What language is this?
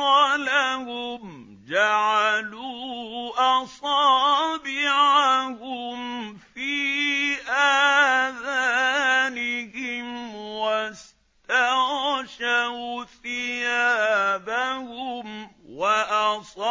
Arabic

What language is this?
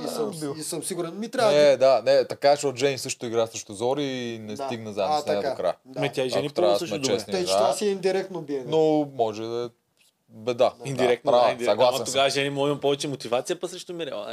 Bulgarian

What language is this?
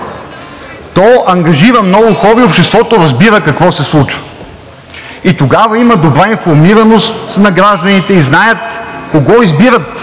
Bulgarian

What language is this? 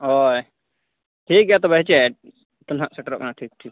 Santali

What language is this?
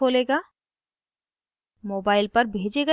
Hindi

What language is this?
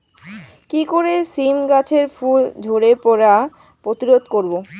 Bangla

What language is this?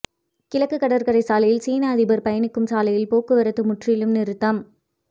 Tamil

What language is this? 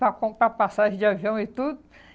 Portuguese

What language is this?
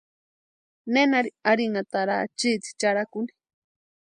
Western Highland Purepecha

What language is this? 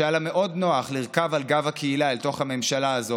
Hebrew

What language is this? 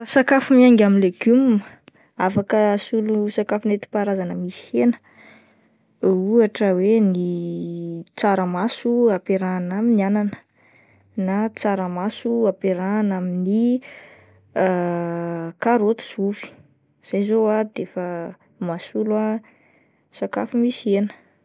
Malagasy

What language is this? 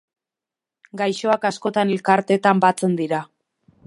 Basque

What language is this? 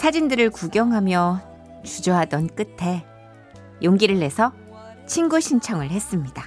Korean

